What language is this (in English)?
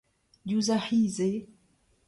Breton